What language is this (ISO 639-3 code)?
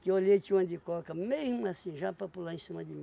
por